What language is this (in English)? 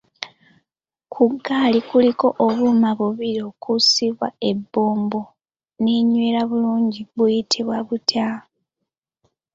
Ganda